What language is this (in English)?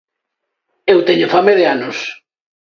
Galician